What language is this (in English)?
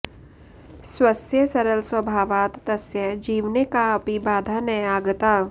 Sanskrit